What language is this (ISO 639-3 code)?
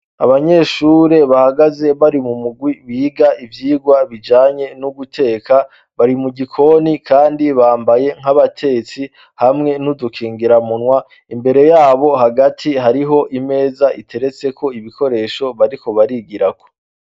run